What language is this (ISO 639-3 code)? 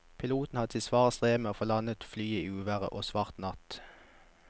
nor